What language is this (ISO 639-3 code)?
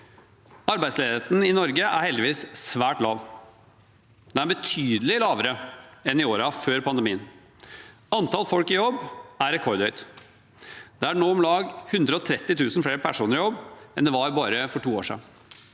nor